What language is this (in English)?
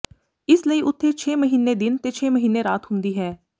Punjabi